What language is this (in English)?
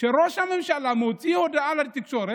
Hebrew